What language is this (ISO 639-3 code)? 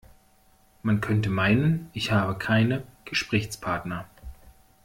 deu